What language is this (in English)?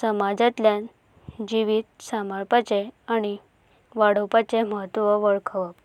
Konkani